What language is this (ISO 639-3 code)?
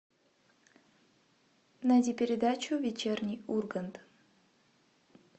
rus